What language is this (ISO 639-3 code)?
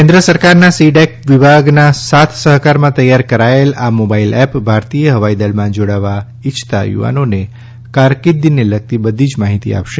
guj